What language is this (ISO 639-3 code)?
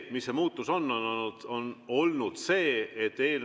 est